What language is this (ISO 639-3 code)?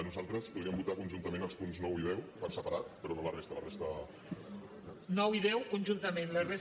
cat